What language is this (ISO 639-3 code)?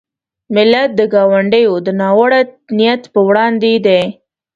pus